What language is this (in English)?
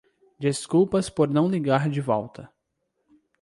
Portuguese